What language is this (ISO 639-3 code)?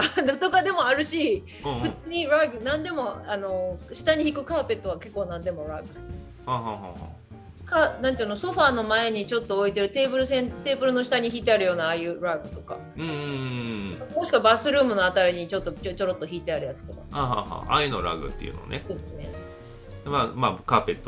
jpn